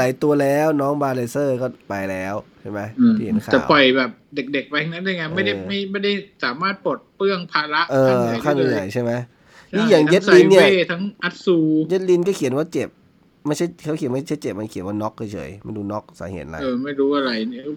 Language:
Thai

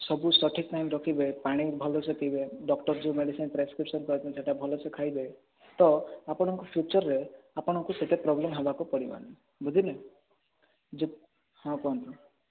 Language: Odia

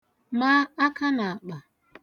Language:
Igbo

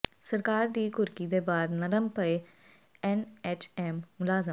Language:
Punjabi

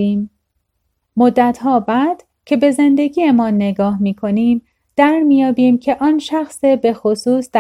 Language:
Persian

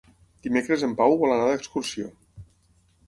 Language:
Catalan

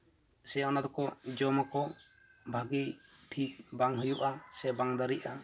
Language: Santali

